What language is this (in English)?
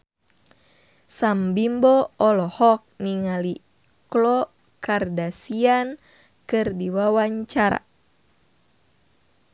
Sundanese